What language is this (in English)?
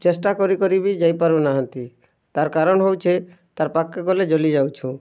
Odia